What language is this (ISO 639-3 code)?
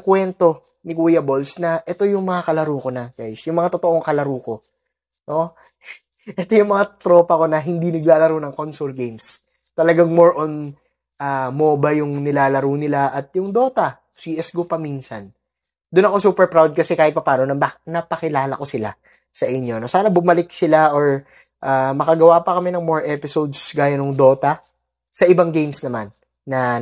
fil